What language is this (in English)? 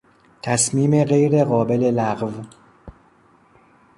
Persian